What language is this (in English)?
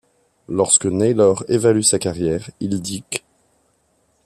French